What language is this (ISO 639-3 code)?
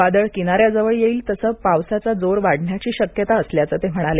mar